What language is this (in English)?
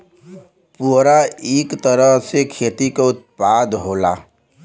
Bhojpuri